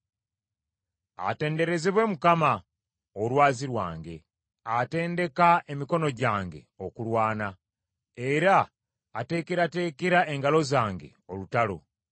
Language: Ganda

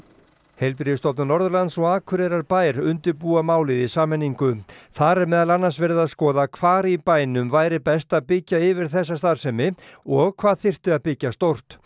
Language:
Icelandic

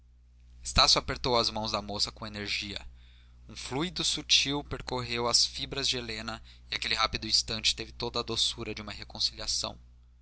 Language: Portuguese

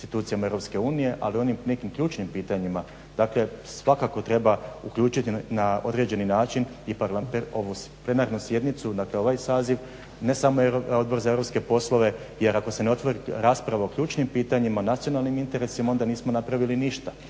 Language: Croatian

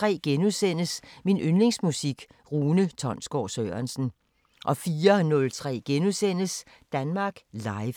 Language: Danish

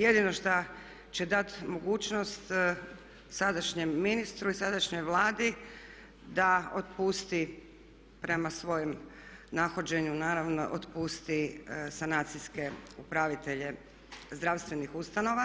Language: Croatian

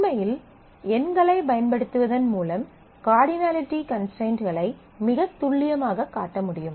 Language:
Tamil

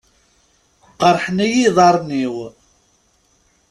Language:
Kabyle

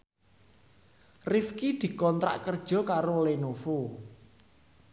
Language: Javanese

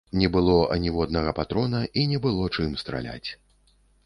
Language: Belarusian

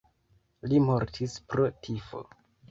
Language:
Esperanto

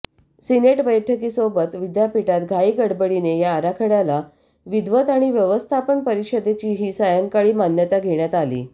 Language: Marathi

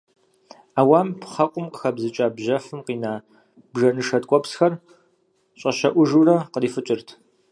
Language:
Kabardian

